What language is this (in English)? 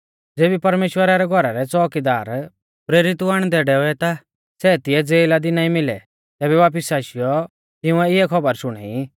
Mahasu Pahari